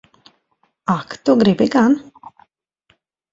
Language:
Latvian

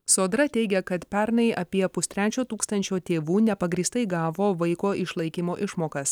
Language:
Lithuanian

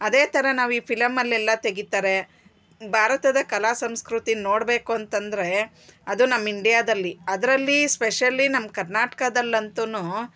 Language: Kannada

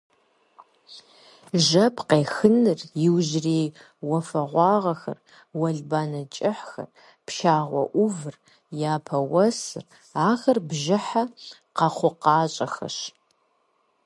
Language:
Kabardian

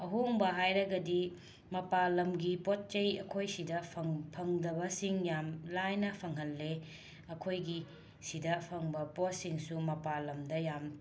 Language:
Manipuri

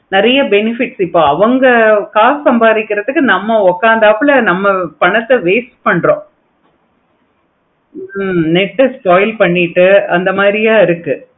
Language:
Tamil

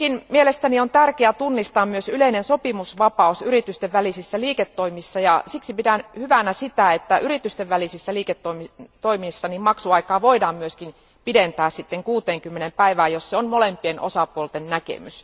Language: Finnish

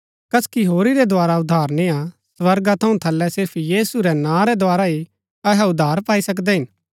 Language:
Gaddi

